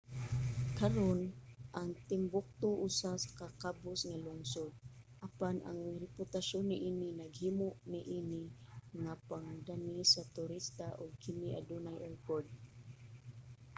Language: Cebuano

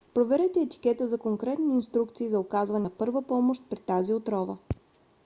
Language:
Bulgarian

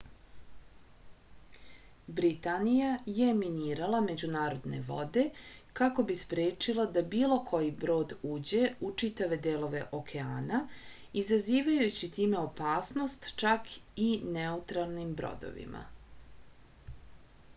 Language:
Serbian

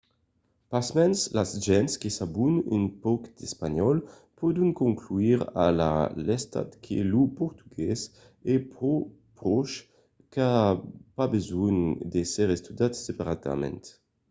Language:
Occitan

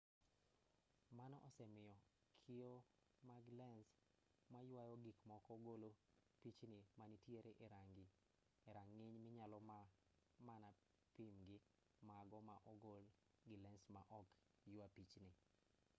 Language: Luo (Kenya and Tanzania)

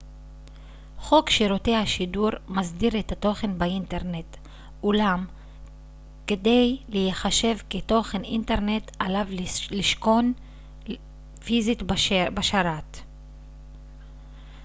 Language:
Hebrew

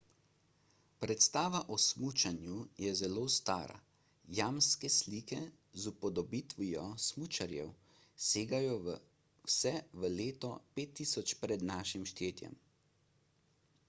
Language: Slovenian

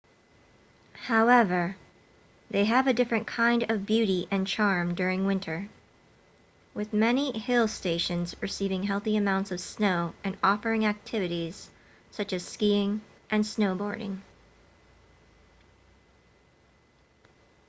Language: English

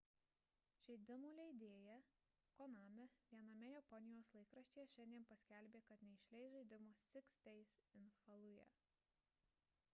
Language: Lithuanian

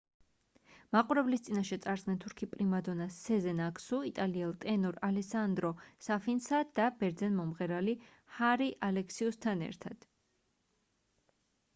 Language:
Georgian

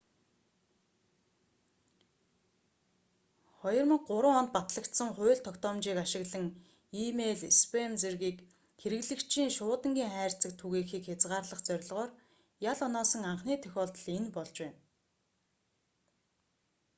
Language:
Mongolian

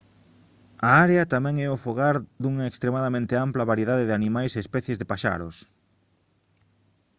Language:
Galician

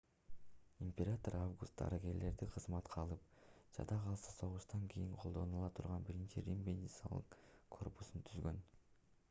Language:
Kyrgyz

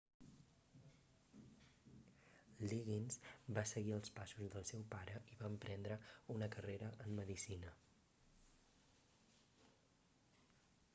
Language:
Catalan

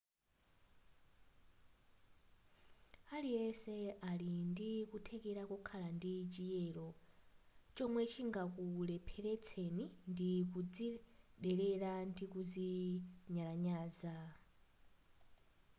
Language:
Nyanja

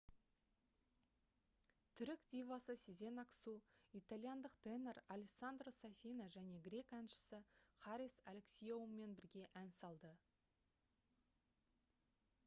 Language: Kazakh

